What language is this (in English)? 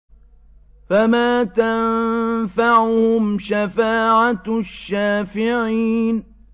Arabic